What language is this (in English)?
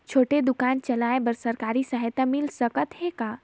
Chhattisgarhi